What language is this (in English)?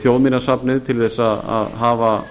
Icelandic